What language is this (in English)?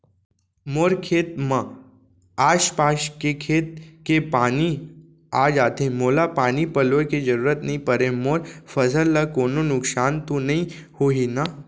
Chhattisgarhi